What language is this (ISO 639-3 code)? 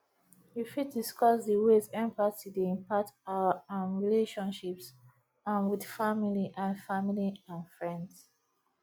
pcm